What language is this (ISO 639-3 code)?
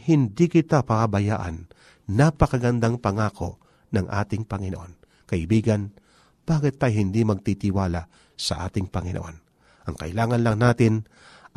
fil